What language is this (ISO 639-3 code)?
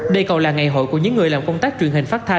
vie